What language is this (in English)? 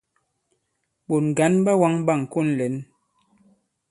Bankon